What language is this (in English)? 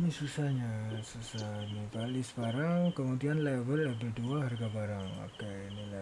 Indonesian